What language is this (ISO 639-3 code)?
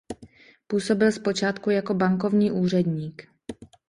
ces